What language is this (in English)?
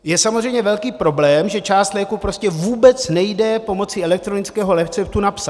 Czech